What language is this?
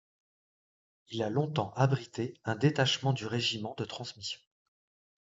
French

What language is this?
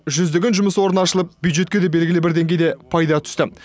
Kazakh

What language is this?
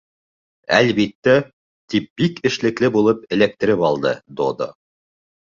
Bashkir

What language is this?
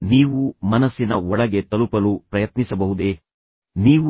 Kannada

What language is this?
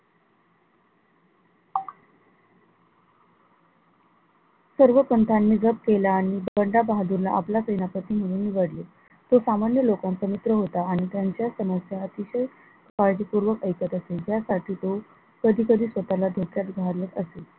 Marathi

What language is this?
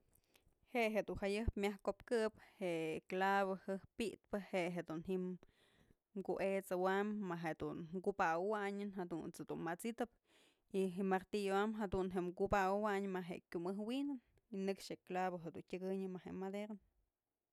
Mazatlán Mixe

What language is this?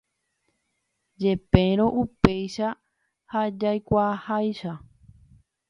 Guarani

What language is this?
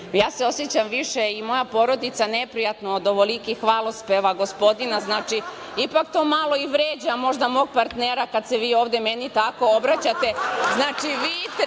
Serbian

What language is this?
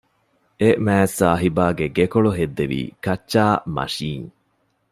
Divehi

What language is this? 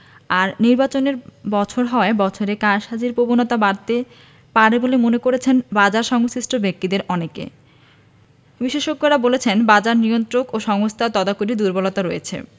Bangla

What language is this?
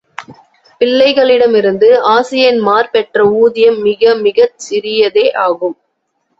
Tamil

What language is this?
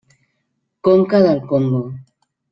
Catalan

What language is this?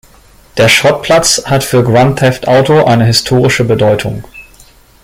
German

